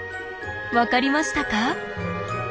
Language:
Japanese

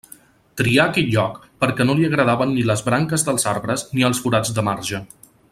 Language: Catalan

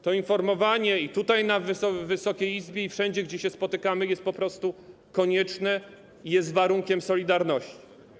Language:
Polish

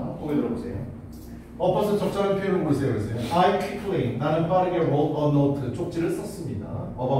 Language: Korean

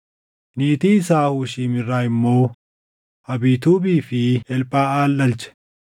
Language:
Oromo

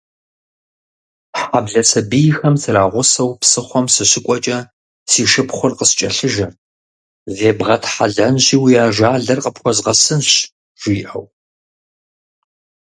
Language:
Kabardian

